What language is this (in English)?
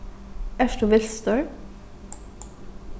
Faroese